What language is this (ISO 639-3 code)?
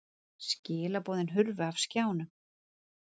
isl